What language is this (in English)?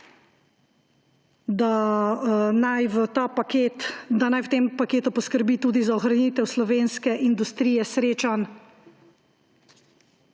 Slovenian